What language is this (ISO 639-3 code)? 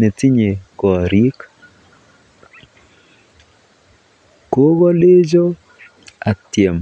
kln